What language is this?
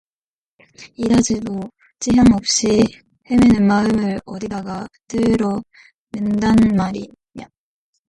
Korean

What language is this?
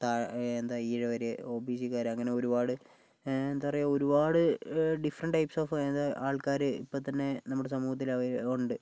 Malayalam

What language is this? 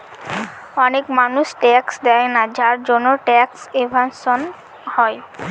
Bangla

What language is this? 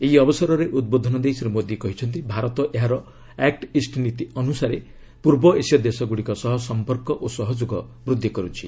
Odia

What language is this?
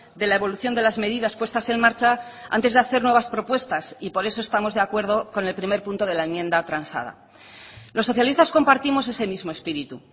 Spanish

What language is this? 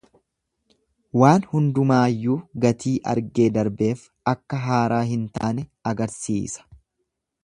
Oromo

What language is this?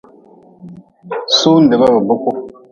Nawdm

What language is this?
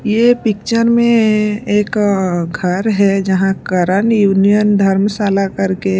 Hindi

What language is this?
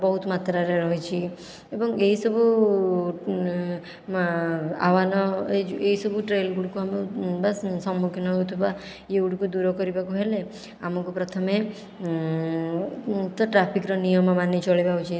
Odia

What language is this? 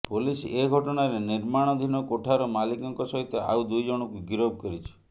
Odia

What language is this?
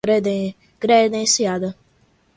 Portuguese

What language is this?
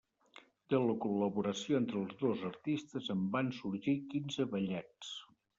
Catalan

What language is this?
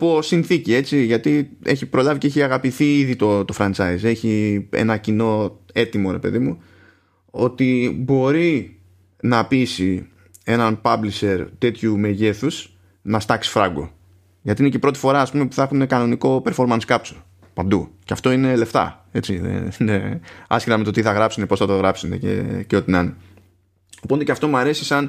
Greek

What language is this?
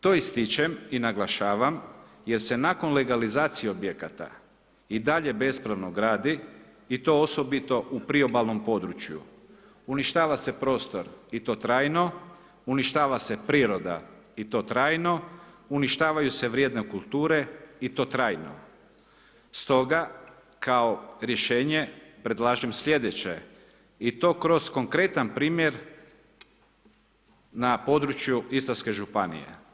Croatian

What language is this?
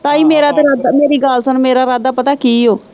Punjabi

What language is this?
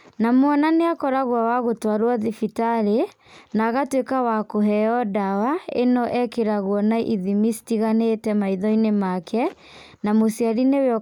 Kikuyu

